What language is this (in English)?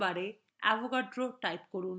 Bangla